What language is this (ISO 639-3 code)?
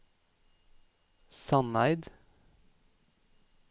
nor